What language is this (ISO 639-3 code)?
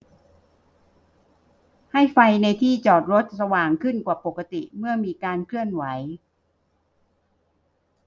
tha